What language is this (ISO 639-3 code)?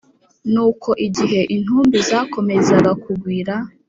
kin